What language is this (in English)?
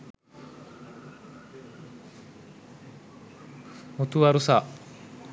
Sinhala